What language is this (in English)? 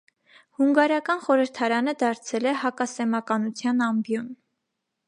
Armenian